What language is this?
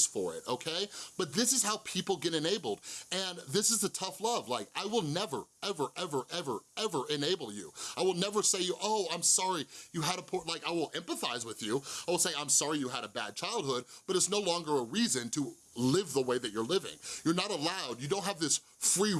English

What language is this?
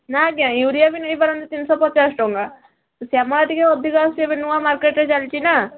Odia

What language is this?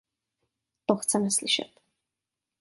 Czech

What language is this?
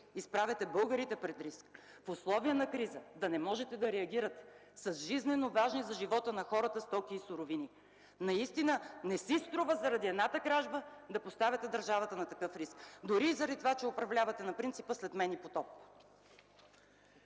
Bulgarian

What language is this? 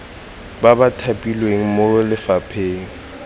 Tswana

